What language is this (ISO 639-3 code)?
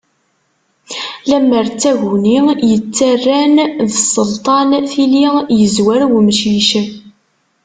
kab